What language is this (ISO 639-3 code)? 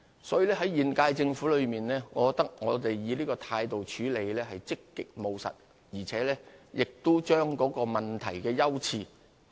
yue